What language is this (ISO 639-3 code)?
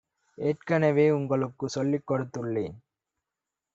tam